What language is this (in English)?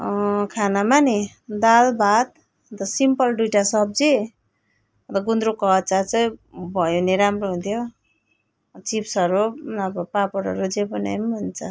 Nepali